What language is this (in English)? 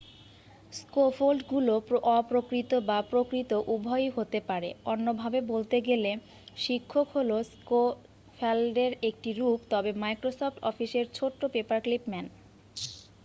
Bangla